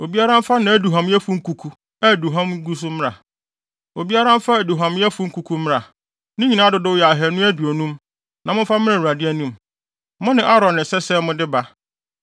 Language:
Akan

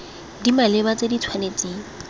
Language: Tswana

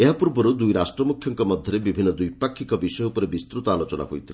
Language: Odia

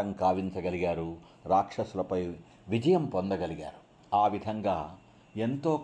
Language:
Telugu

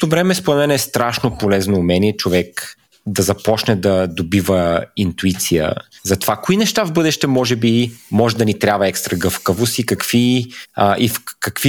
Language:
Bulgarian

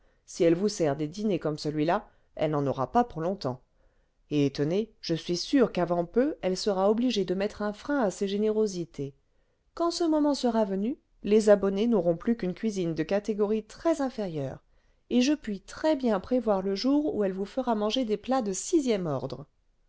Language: French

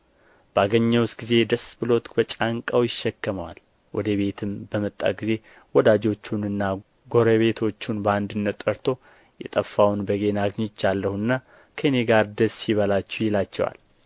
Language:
Amharic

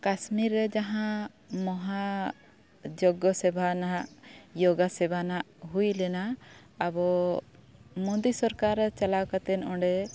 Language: Santali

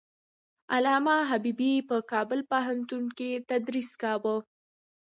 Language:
Pashto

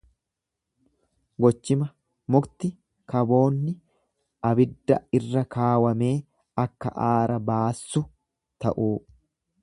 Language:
Oromo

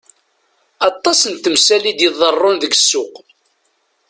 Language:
Kabyle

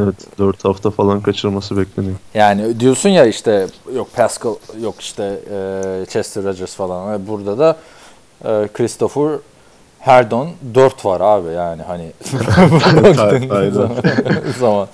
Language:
Turkish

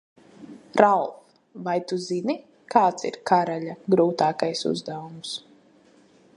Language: Latvian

